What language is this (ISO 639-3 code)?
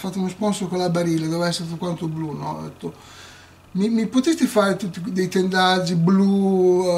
ita